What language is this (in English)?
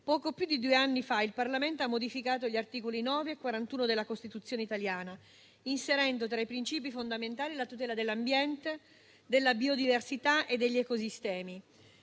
Italian